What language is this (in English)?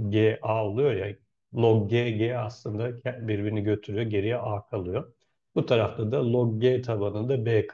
Turkish